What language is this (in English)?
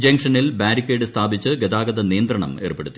Malayalam